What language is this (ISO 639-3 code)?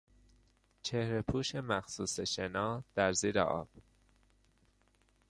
fas